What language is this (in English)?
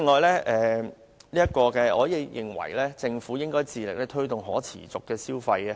Cantonese